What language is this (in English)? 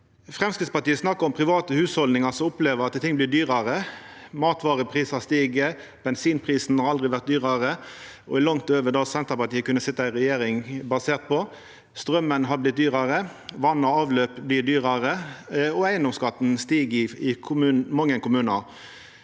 Norwegian